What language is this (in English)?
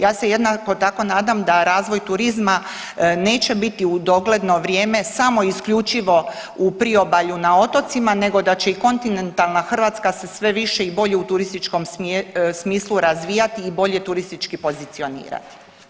Croatian